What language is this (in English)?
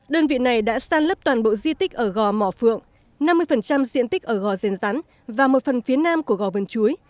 Vietnamese